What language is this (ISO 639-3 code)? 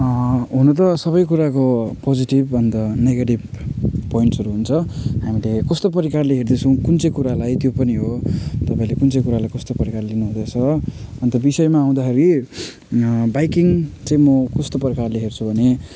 nep